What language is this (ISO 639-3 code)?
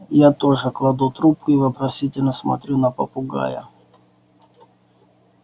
rus